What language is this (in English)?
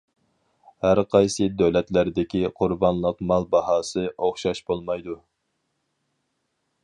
Uyghur